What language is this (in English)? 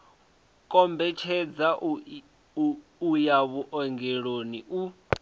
Venda